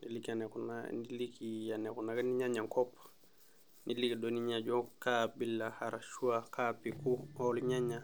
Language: Masai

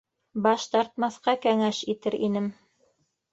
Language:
Bashkir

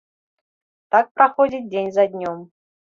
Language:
Belarusian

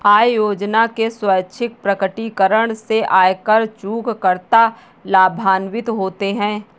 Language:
Hindi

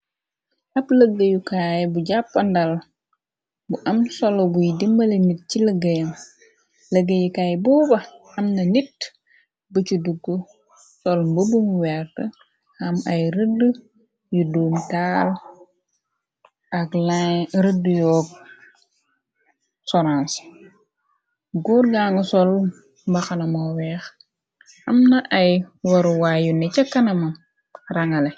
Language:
Wolof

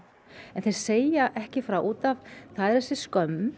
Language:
Icelandic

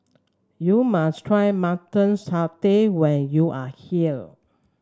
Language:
English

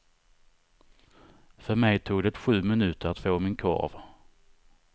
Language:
Swedish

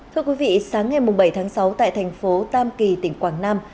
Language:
Vietnamese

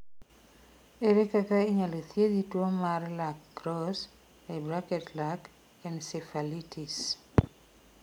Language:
Luo (Kenya and Tanzania)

